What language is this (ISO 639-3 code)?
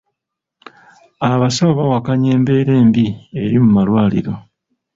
lug